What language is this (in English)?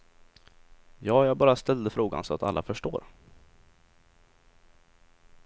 Swedish